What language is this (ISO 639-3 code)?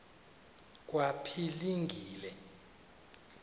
xho